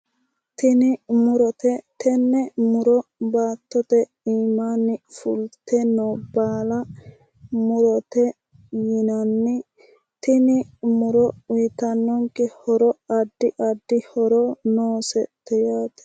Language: Sidamo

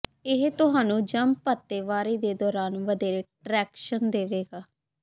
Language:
Punjabi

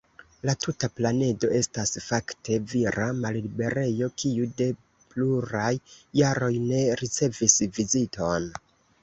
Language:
Esperanto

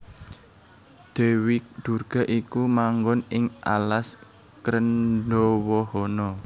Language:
Javanese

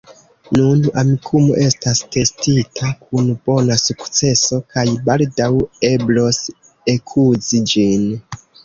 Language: Esperanto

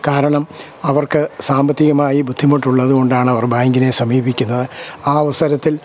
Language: Malayalam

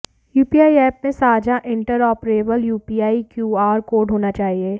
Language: Hindi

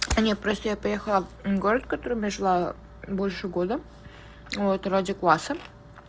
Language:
Russian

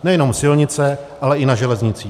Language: Czech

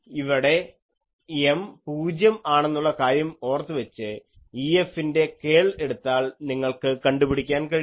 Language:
Malayalam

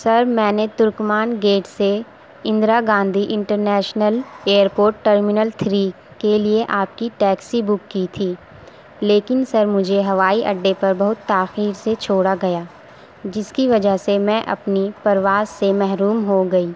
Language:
Urdu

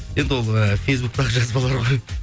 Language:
Kazakh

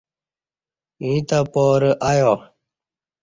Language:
Kati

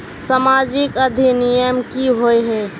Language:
Magahi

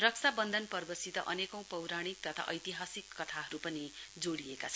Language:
Nepali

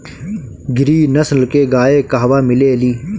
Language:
Bhojpuri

